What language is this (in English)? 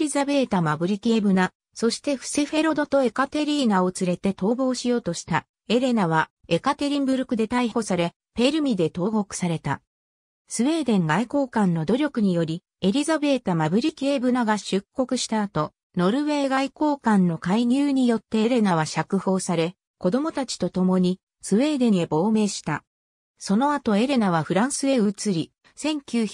Japanese